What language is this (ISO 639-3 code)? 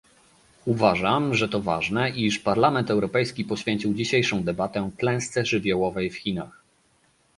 pol